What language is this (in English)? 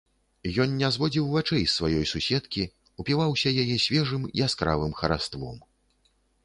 Belarusian